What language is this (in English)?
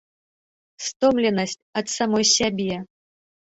Belarusian